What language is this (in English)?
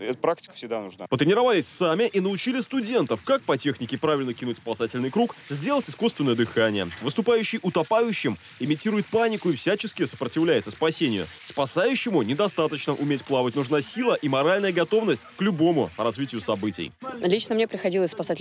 Russian